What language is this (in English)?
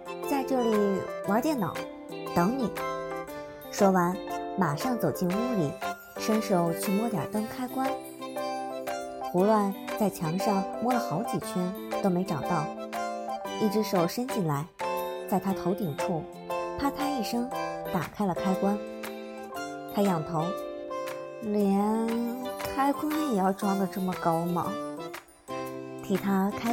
Chinese